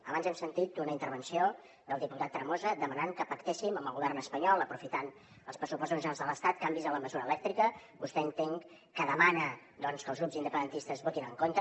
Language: Catalan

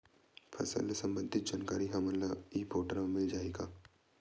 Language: Chhattisgarhi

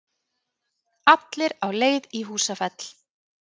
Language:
Icelandic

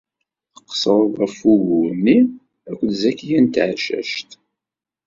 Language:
Kabyle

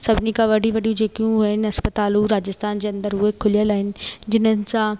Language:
Sindhi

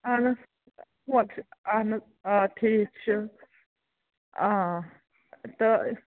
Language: Kashmiri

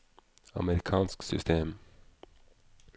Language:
Norwegian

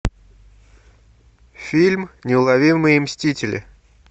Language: Russian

